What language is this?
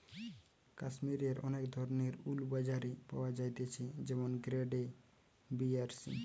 Bangla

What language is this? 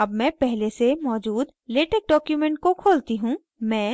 Hindi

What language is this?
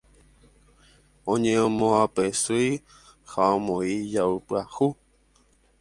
Guarani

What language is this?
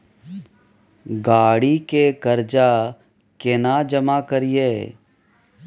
Maithili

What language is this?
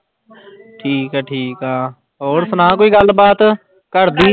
Punjabi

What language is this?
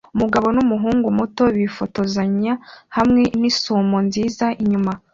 Kinyarwanda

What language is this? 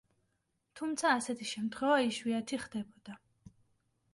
Georgian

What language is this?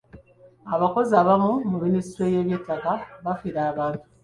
Ganda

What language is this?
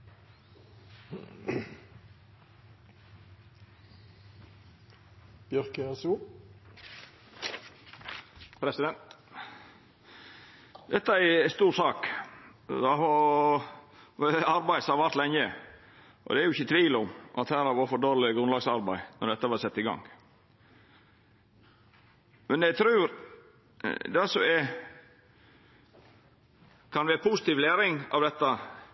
Norwegian Nynorsk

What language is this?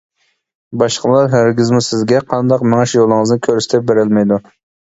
Uyghur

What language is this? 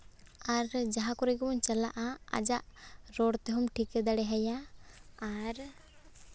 Santali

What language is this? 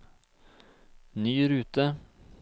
Norwegian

